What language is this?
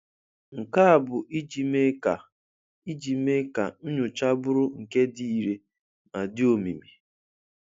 Igbo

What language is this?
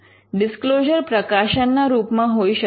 Gujarati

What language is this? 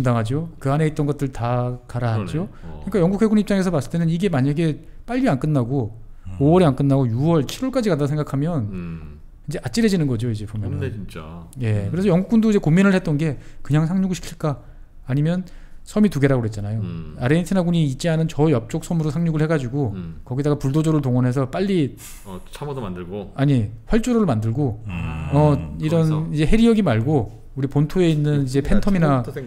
Korean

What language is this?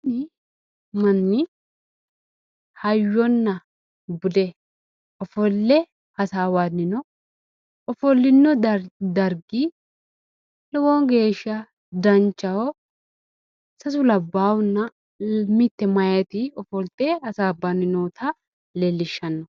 Sidamo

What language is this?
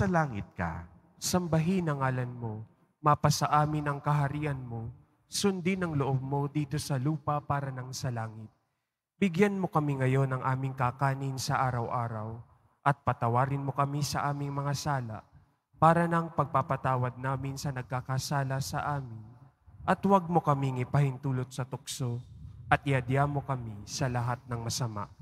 Filipino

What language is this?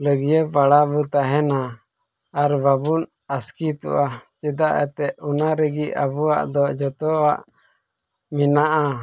Santali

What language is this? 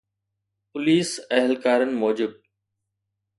Sindhi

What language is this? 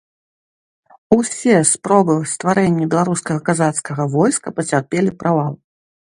Belarusian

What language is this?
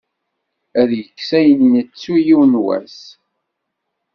Kabyle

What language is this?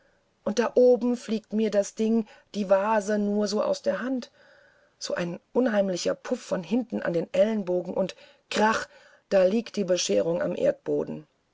German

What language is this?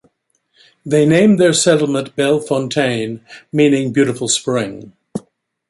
English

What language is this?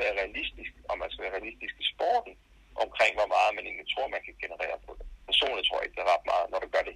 Danish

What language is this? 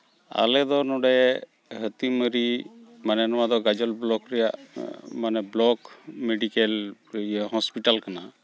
Santali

